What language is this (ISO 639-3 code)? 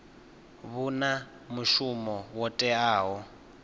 ven